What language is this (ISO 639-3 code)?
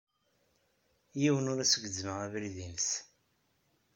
kab